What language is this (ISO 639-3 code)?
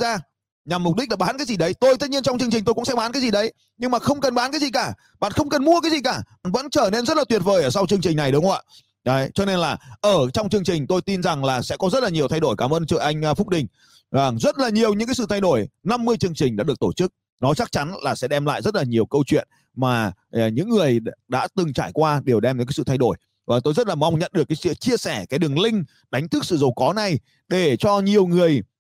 vie